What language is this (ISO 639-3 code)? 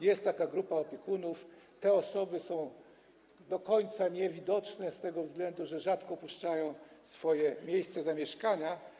pol